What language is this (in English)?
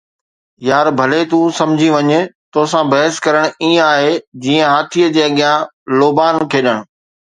Sindhi